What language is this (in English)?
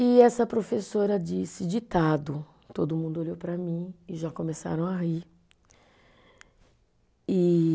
Portuguese